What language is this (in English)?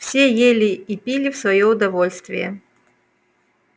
Russian